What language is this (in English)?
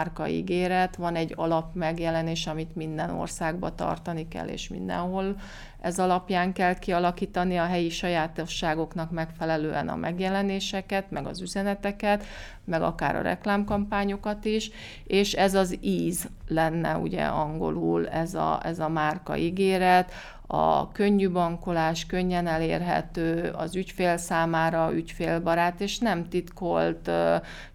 Hungarian